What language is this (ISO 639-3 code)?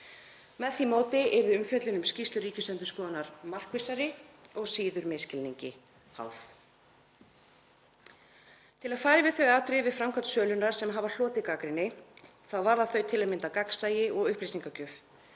isl